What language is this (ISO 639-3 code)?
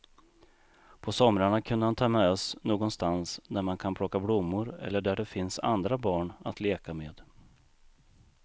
swe